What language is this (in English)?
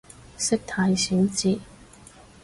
Cantonese